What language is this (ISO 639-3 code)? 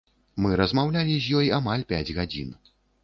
bel